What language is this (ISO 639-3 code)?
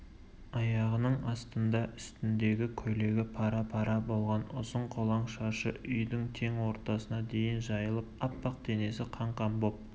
kaz